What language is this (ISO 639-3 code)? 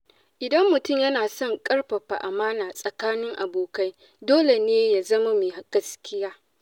hau